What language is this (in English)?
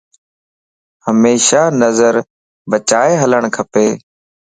Lasi